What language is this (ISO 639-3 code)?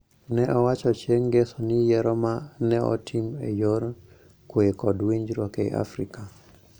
luo